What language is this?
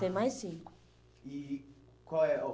Portuguese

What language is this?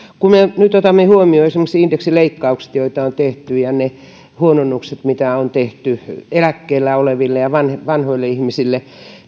Finnish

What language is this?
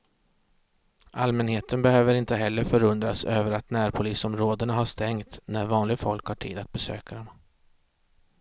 Swedish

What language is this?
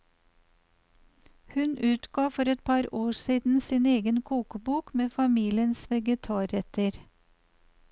Norwegian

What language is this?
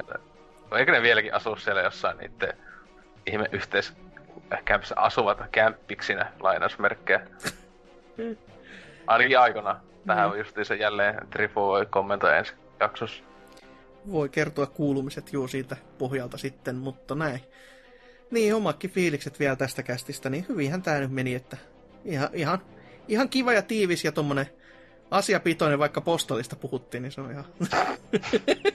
Finnish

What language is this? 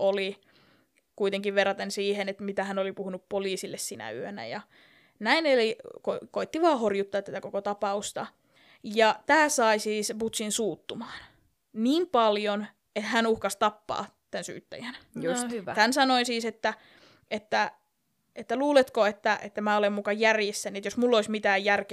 Finnish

